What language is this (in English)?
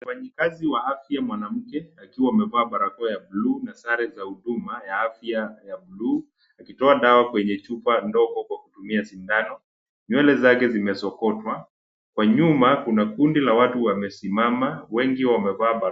Swahili